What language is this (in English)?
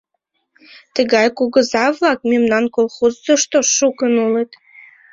Mari